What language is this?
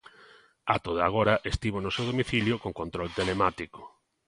Galician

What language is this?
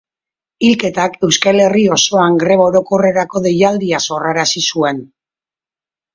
Basque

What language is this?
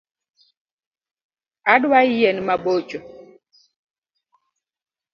Luo (Kenya and Tanzania)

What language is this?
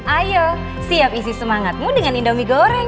Indonesian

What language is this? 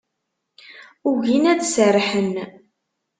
Kabyle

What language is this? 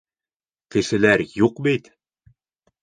Bashkir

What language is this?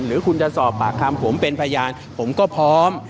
Thai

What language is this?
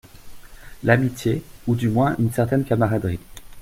French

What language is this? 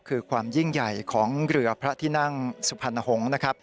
Thai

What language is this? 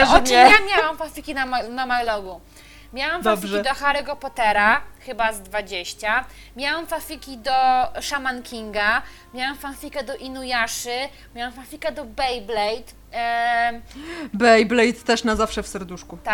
Polish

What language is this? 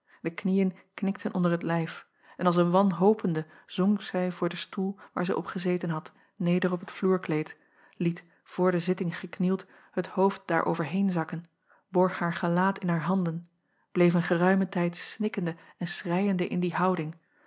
Dutch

